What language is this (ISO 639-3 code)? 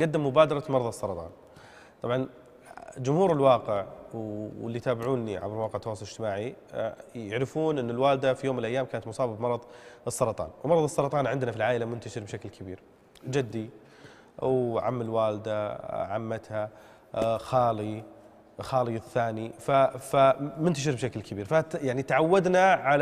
ara